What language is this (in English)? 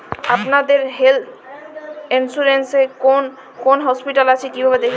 Bangla